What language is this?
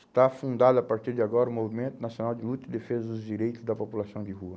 Portuguese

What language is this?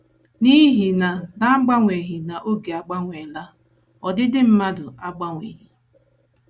Igbo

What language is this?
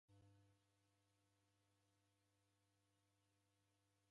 Taita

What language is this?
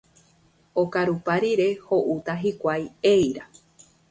Guarani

